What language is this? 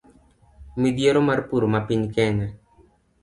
Luo (Kenya and Tanzania)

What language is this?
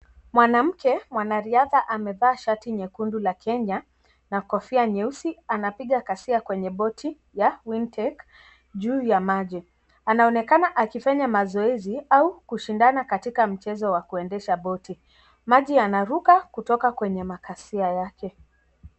Swahili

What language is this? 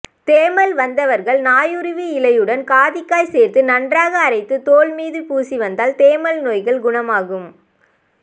Tamil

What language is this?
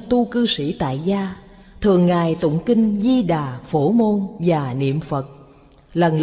Vietnamese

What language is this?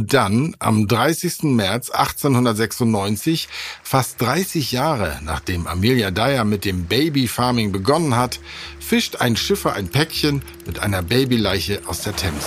German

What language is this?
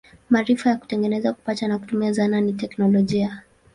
Swahili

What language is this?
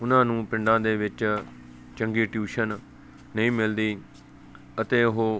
Punjabi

